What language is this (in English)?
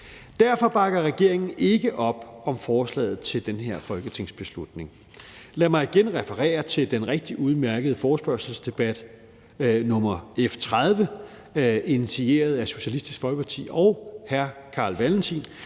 Danish